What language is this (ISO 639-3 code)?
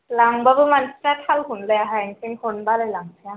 brx